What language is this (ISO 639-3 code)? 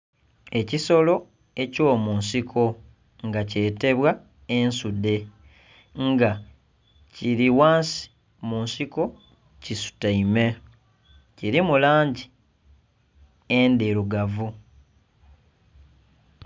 xog